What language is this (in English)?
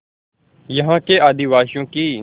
Hindi